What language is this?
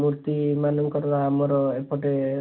Odia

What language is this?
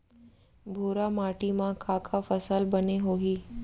Chhattisgarhi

